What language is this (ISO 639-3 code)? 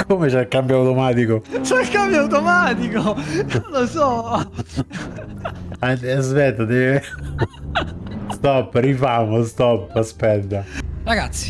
ita